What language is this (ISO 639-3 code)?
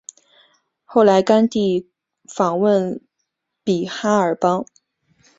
zho